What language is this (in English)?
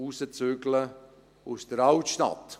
Swiss German